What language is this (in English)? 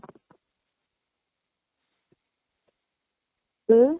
Odia